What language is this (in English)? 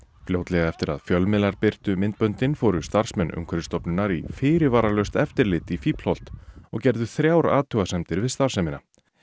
Icelandic